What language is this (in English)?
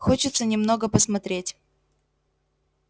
Russian